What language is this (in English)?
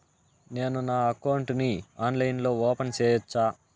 Telugu